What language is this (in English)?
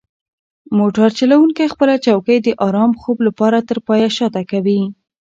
Pashto